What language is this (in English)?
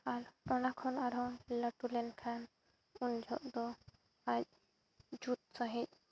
Santali